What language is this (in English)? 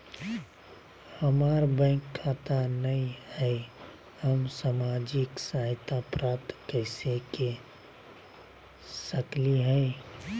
Magahi